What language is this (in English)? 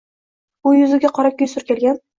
Uzbek